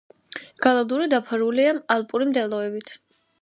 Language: Georgian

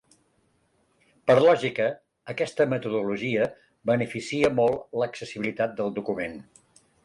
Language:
Catalan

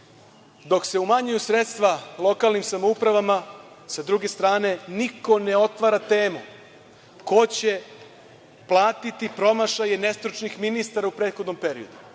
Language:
Serbian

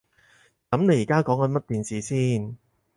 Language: Cantonese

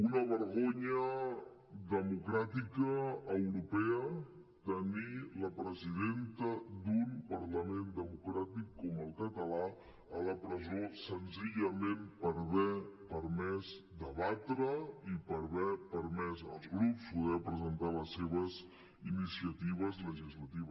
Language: Catalan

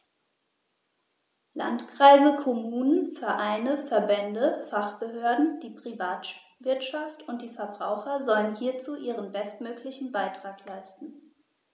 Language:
German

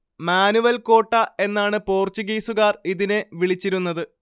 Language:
Malayalam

